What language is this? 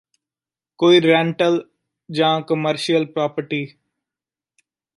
Punjabi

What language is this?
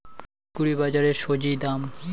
Bangla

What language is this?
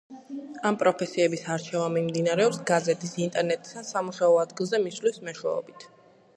Georgian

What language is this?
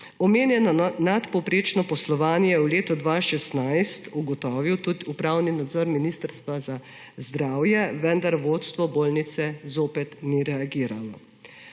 Slovenian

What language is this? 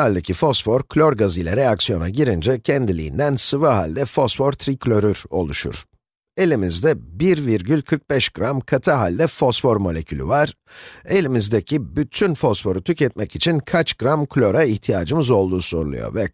Turkish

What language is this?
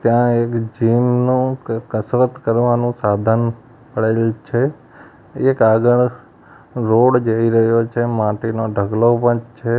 Gujarati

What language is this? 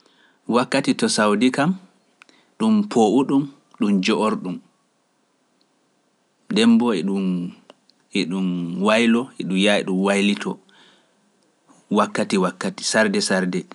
Pular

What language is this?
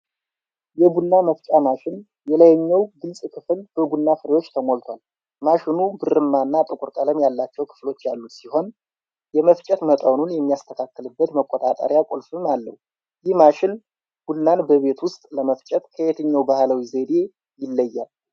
Amharic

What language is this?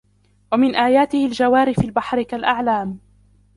Arabic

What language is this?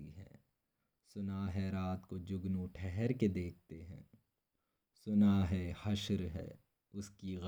Urdu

